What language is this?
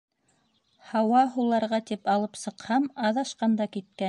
Bashkir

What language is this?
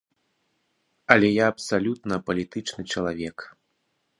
Belarusian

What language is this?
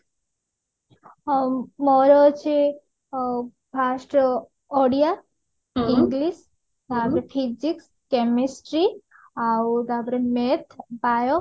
Odia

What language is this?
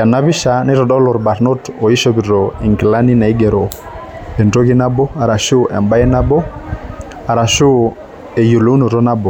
Masai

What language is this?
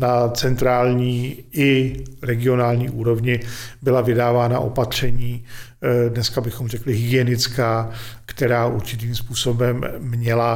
Czech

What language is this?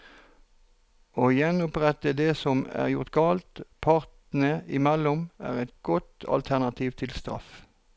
Norwegian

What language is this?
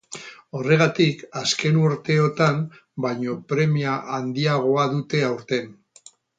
Basque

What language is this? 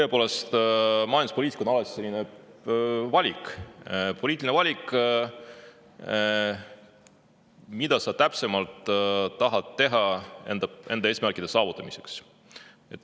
Estonian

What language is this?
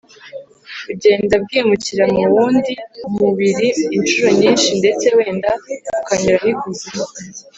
Kinyarwanda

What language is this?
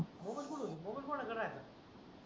Marathi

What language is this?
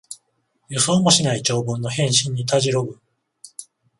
Japanese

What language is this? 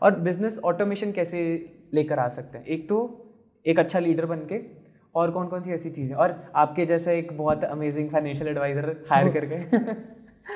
Hindi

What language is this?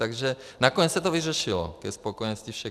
Czech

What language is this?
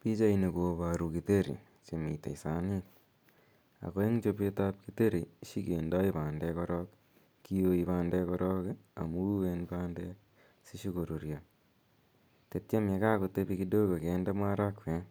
Kalenjin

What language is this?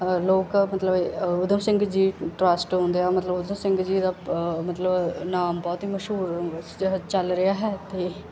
Punjabi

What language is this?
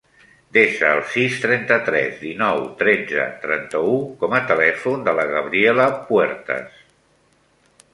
Catalan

